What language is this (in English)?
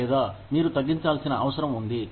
Telugu